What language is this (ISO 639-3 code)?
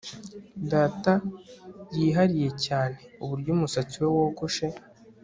kin